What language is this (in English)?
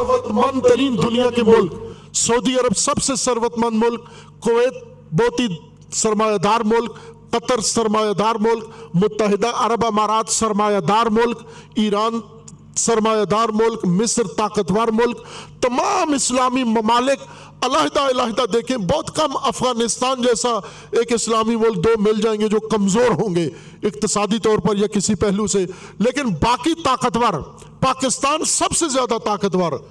Urdu